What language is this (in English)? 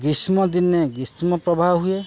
Odia